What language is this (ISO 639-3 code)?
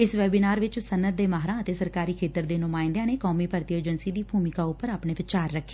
pan